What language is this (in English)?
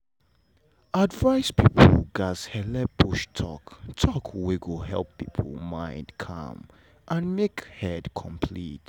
Nigerian Pidgin